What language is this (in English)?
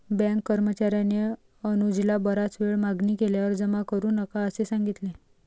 Marathi